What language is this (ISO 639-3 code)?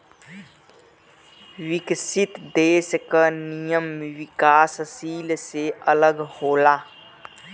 bho